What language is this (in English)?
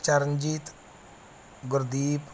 Punjabi